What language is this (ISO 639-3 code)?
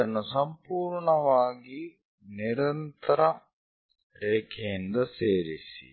kan